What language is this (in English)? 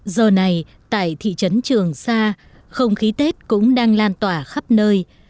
Vietnamese